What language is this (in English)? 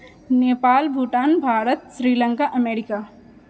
Maithili